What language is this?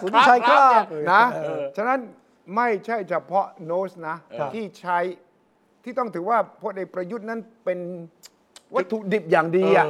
Thai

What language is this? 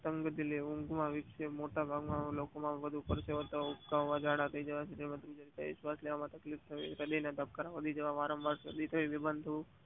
Gujarati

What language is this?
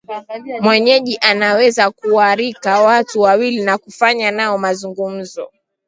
Swahili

